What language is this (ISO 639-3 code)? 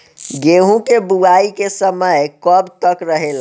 bho